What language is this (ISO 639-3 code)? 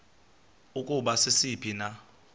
xho